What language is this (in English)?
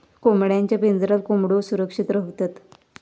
Marathi